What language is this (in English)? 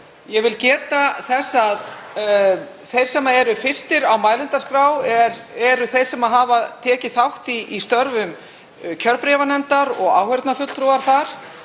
Icelandic